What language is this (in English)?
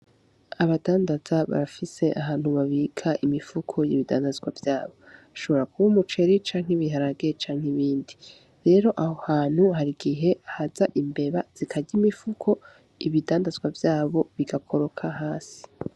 Rundi